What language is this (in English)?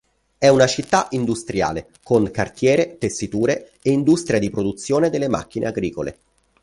Italian